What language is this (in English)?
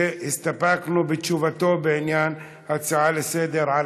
Hebrew